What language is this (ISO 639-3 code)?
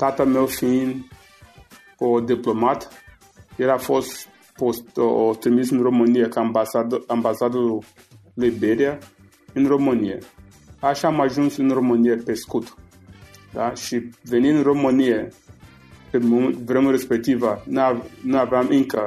ron